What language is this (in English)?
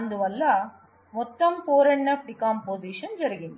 Telugu